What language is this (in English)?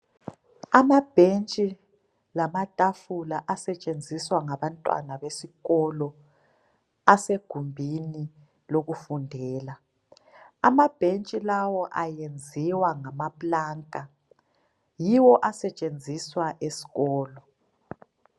North Ndebele